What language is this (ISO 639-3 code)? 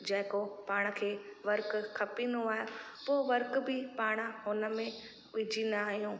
snd